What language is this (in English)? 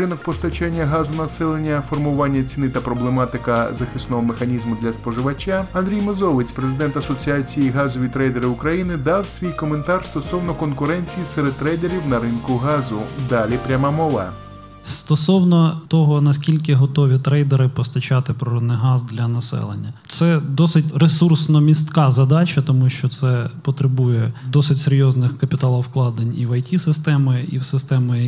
Ukrainian